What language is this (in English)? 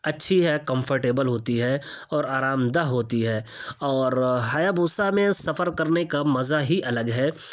Urdu